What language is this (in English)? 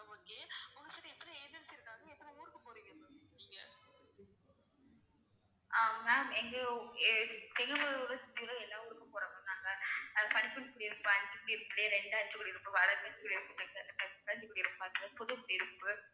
Tamil